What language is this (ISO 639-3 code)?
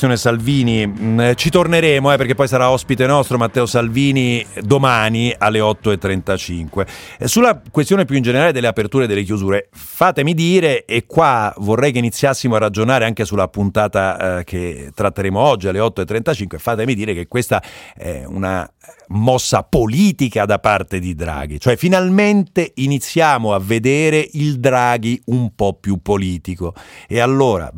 ita